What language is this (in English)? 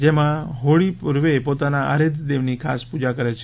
Gujarati